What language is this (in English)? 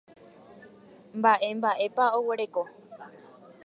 Guarani